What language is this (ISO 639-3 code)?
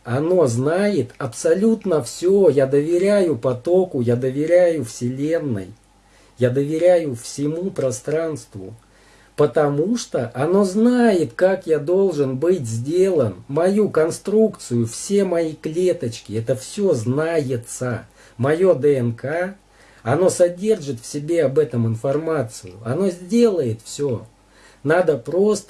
rus